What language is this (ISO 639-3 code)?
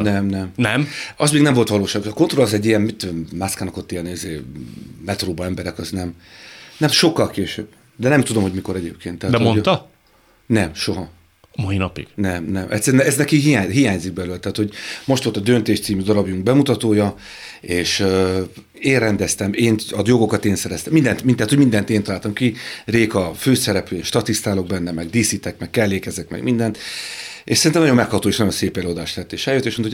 hun